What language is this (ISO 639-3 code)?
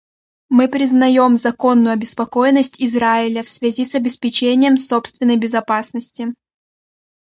rus